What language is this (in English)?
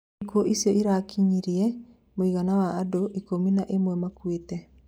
Kikuyu